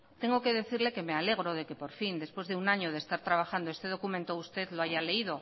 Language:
Spanish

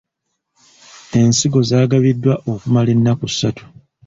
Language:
Ganda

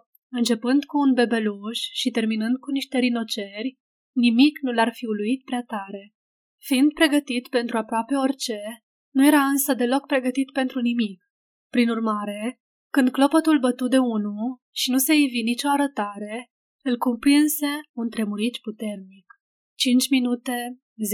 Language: Romanian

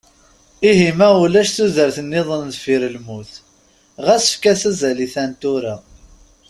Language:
Kabyle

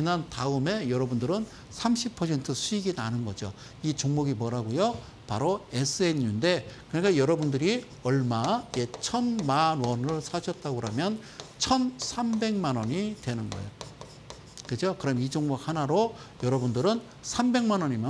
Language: Korean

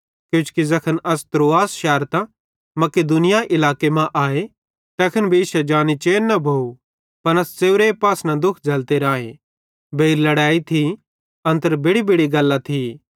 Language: Bhadrawahi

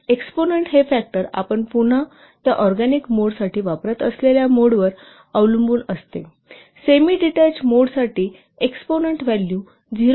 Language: Marathi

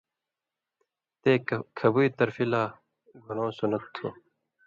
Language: Indus Kohistani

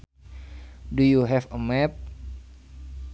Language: Sundanese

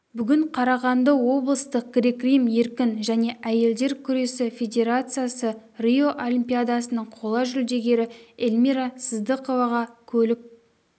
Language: Kazakh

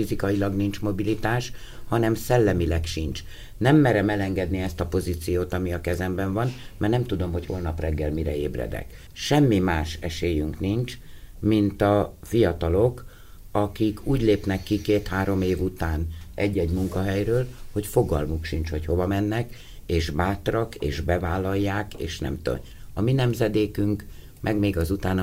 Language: Hungarian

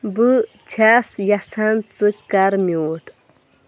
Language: Kashmiri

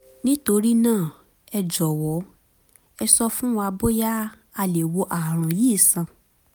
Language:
Yoruba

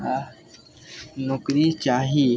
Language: Maithili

